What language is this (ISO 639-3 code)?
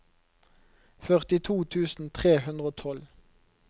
nor